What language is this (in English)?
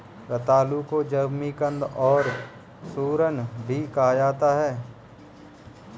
Hindi